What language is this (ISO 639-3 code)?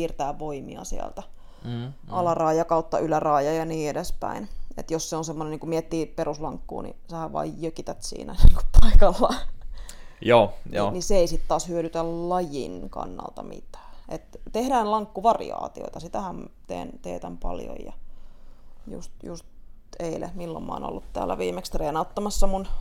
fin